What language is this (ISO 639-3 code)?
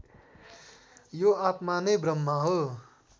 nep